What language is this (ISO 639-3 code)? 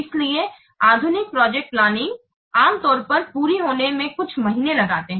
hin